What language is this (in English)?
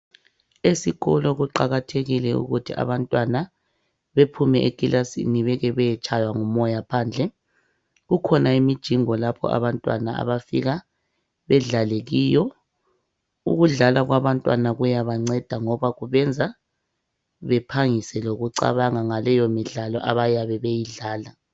North Ndebele